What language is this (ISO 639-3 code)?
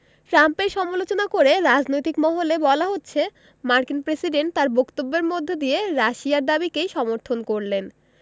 ben